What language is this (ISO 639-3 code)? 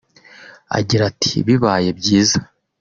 kin